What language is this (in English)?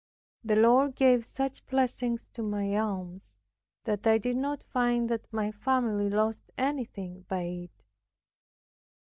English